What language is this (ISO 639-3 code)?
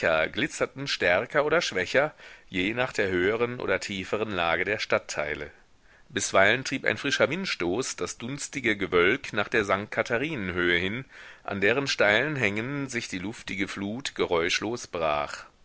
deu